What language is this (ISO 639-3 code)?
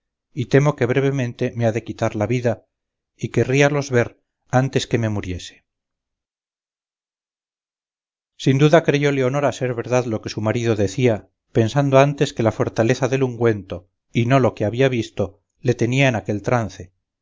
spa